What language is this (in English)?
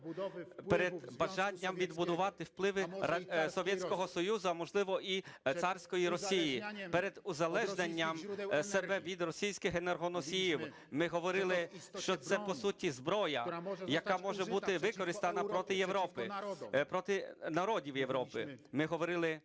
Ukrainian